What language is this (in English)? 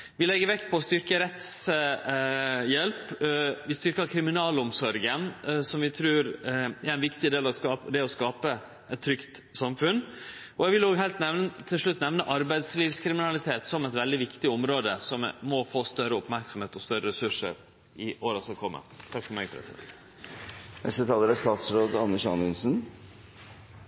Norwegian